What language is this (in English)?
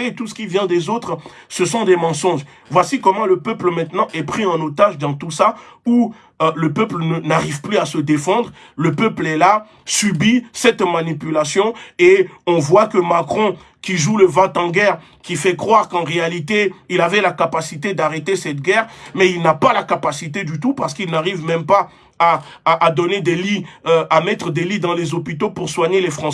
French